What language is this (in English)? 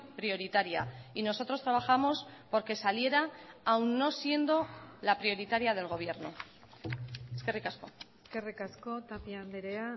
Spanish